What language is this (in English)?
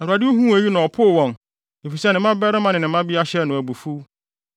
Akan